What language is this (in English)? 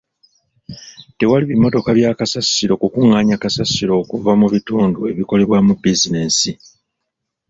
Ganda